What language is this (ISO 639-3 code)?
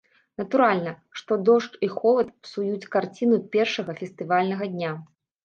bel